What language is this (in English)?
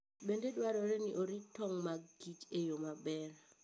Luo (Kenya and Tanzania)